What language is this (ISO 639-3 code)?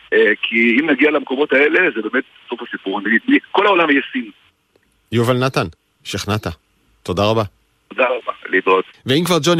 heb